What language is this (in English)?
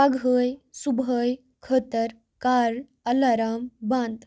Kashmiri